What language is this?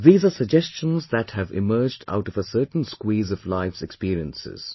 English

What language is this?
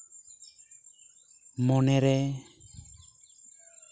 Santali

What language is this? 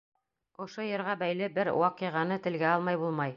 Bashkir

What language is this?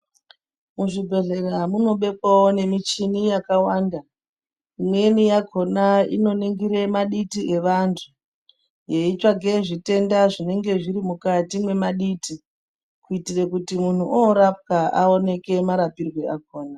Ndau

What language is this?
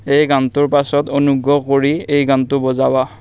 Assamese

